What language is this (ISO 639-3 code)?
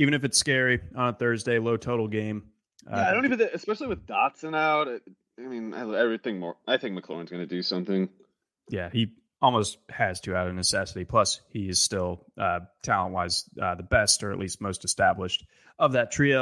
eng